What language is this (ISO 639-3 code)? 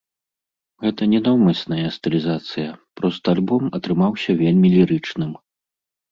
bel